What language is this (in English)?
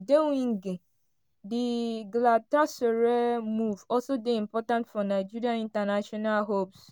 Nigerian Pidgin